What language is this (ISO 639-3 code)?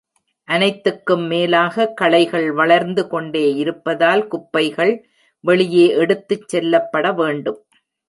tam